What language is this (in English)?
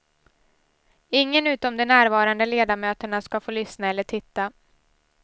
Swedish